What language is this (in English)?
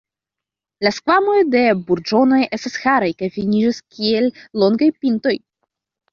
Esperanto